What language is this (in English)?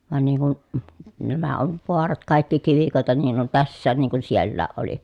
Finnish